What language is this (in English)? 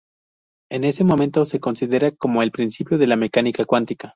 Spanish